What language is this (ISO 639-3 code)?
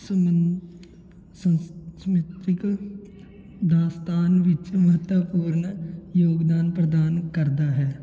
pan